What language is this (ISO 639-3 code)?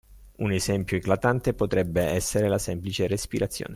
ita